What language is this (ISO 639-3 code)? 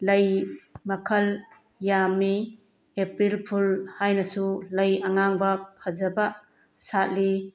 mni